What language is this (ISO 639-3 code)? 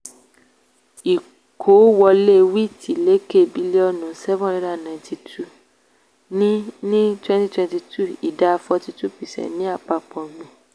yor